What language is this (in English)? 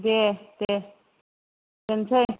Bodo